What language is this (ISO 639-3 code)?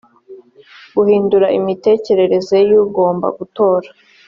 kin